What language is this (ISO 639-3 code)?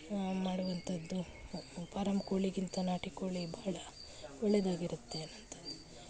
kan